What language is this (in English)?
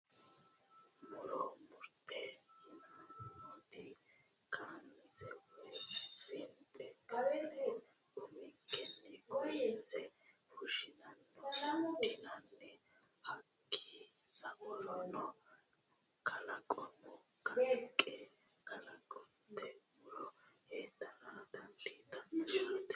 Sidamo